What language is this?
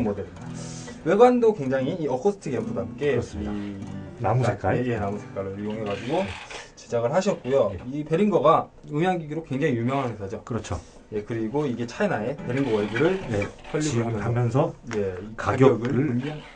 Korean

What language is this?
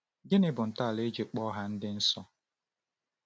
Igbo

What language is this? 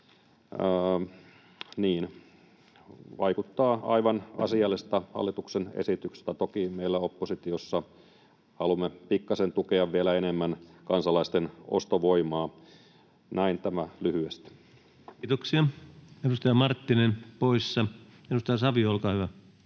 Finnish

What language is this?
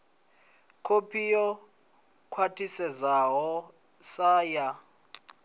Venda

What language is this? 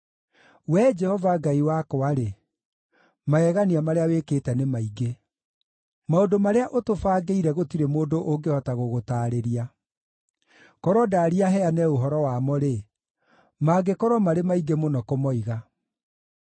Kikuyu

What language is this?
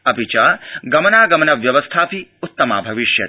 Sanskrit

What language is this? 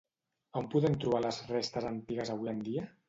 Catalan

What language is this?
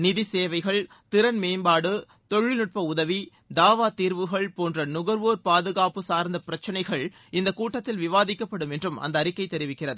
Tamil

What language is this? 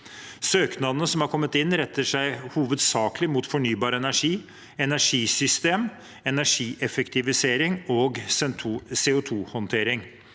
Norwegian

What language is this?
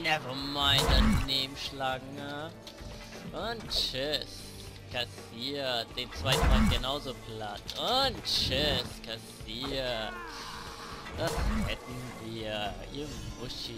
German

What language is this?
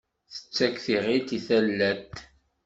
Kabyle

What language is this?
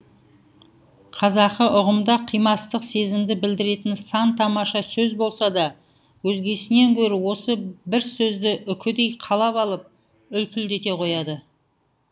Kazakh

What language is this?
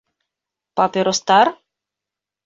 Bashkir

